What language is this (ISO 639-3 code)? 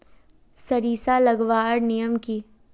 mag